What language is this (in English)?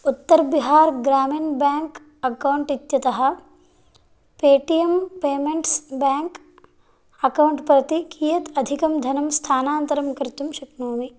Sanskrit